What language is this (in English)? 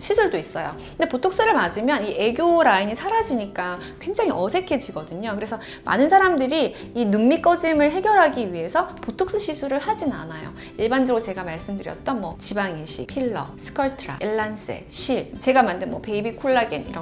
Korean